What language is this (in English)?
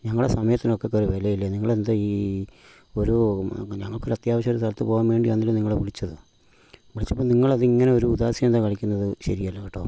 Malayalam